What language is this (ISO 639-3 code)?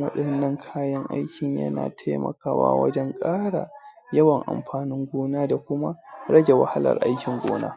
hau